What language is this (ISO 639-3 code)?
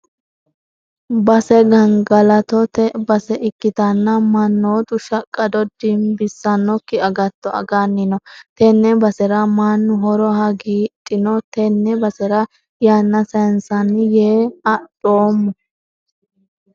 sid